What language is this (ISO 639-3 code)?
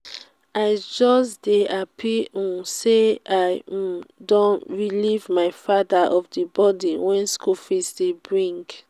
pcm